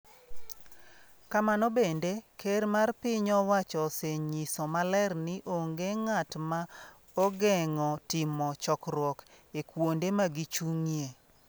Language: Luo (Kenya and Tanzania)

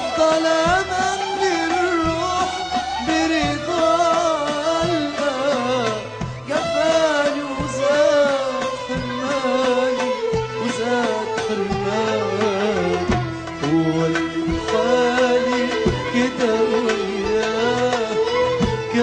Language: Arabic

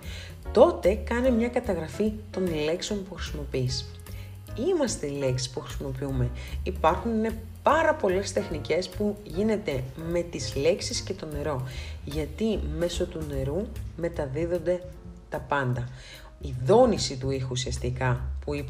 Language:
Greek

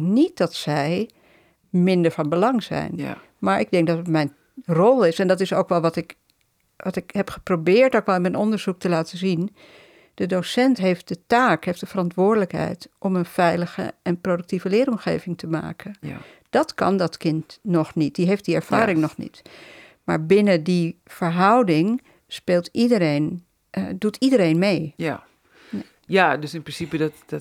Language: Dutch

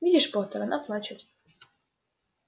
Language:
Russian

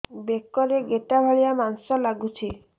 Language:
Odia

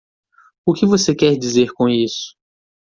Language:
Portuguese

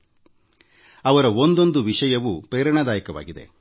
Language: Kannada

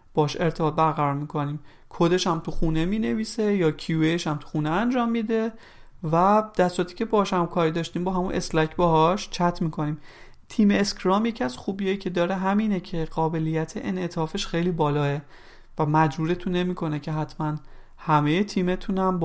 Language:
Persian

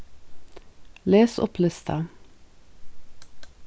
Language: Faroese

